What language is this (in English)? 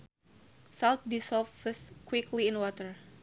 Sundanese